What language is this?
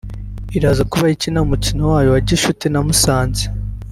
Kinyarwanda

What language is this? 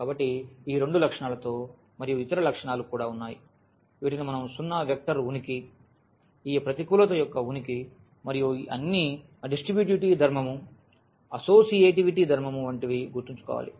Telugu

